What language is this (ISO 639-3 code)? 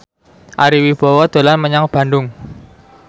jav